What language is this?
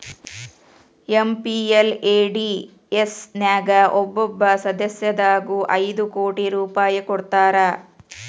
Kannada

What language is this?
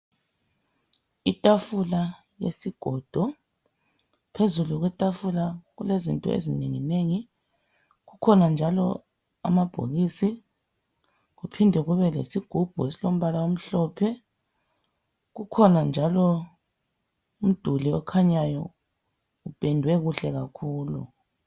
North Ndebele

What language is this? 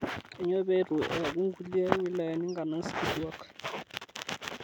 Masai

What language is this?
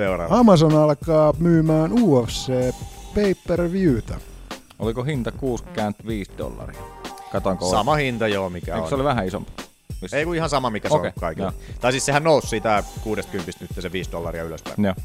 Finnish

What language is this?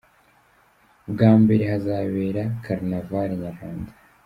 Kinyarwanda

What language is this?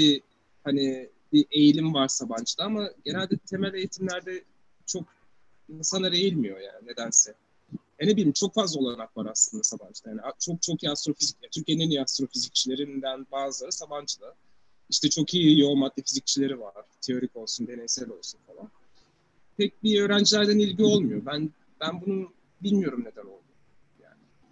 Turkish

